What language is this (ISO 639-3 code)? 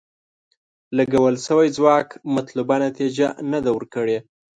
pus